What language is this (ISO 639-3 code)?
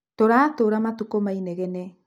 kik